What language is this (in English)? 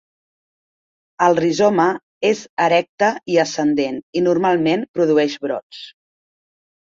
Catalan